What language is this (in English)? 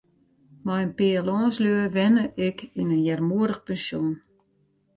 Western Frisian